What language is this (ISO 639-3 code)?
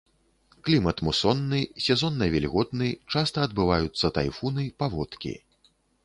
bel